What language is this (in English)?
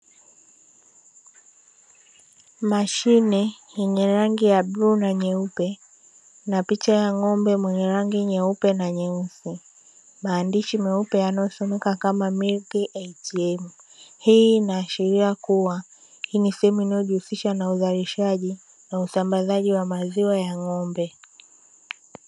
Swahili